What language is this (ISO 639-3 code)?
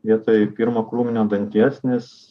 lit